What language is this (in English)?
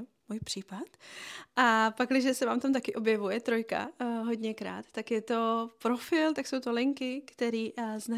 Czech